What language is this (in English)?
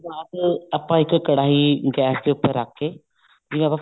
Punjabi